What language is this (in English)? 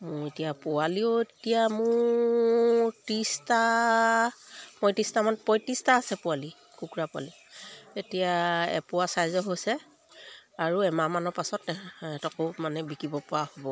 Assamese